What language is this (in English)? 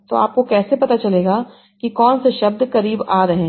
Hindi